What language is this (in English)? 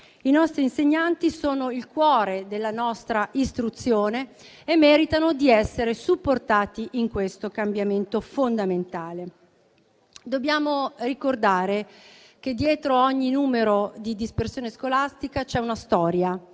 Italian